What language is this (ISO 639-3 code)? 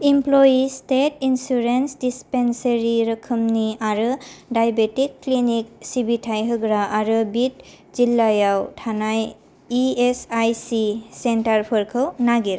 brx